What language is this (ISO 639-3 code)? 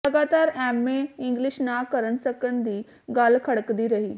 pan